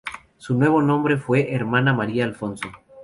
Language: Spanish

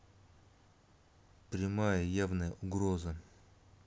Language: Russian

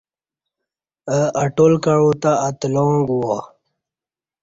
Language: Kati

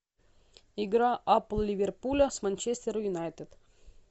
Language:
Russian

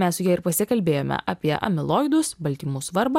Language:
Lithuanian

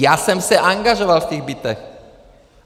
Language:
Czech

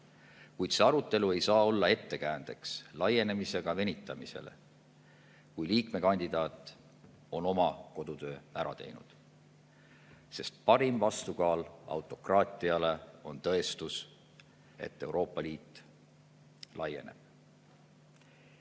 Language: Estonian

